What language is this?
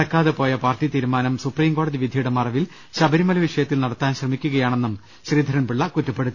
Malayalam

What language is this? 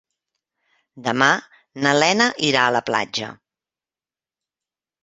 Catalan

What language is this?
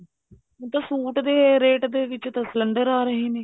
Punjabi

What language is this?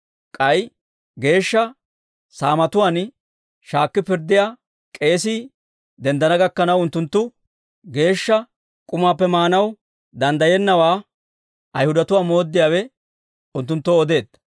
Dawro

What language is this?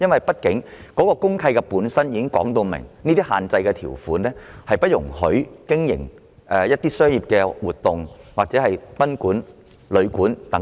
Cantonese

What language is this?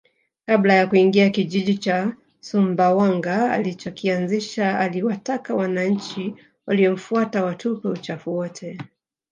Swahili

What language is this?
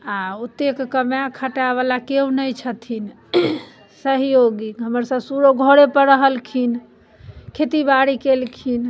Maithili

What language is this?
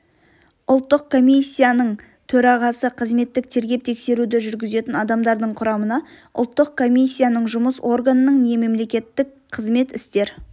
Kazakh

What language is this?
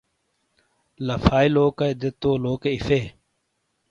Shina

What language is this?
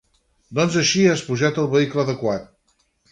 Catalan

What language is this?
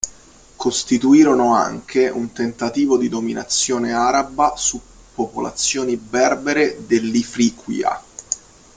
Italian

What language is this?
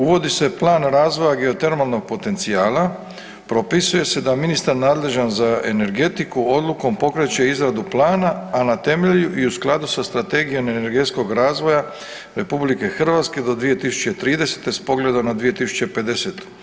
Croatian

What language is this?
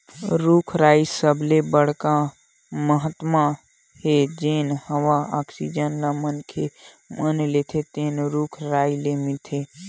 Chhattisgarhi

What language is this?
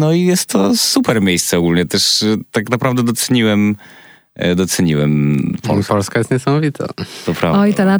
Polish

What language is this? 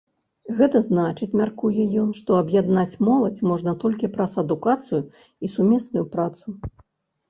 Belarusian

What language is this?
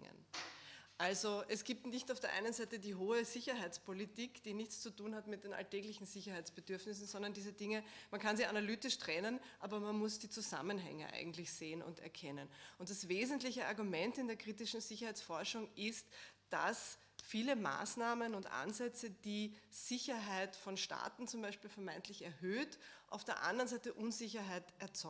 German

